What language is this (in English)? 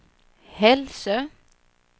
Swedish